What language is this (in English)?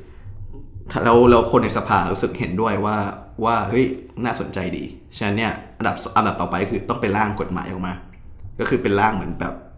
Thai